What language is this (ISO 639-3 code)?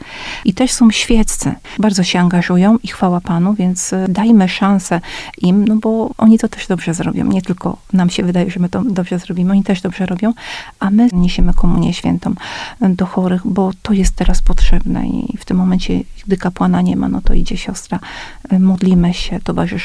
pol